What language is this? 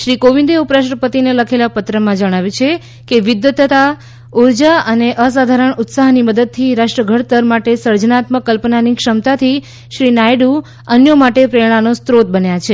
Gujarati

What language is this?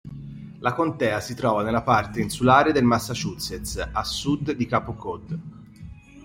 Italian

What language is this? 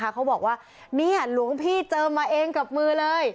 Thai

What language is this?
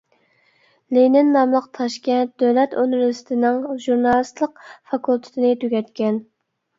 Uyghur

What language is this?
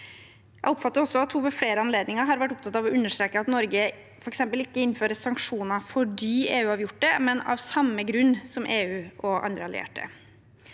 Norwegian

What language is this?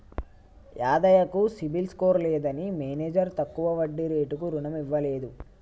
Telugu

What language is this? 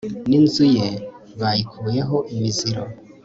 Kinyarwanda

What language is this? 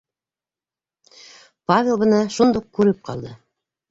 Bashkir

